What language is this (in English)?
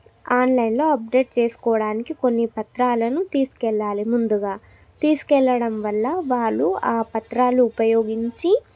Telugu